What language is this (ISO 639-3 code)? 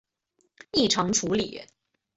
zho